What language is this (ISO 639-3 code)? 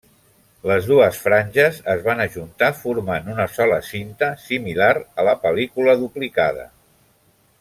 cat